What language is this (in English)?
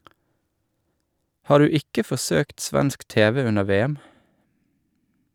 Norwegian